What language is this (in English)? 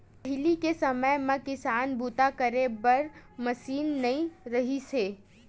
Chhattisgarhi